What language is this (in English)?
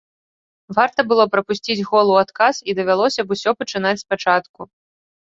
Belarusian